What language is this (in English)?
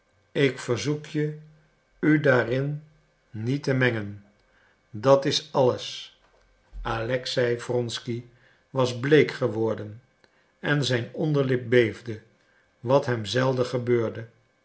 Dutch